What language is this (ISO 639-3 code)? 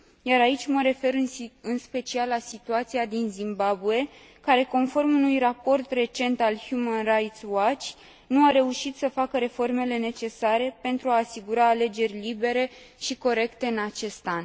ron